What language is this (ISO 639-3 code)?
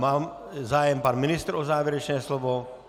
ces